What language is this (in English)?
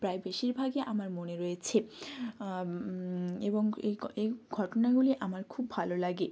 Bangla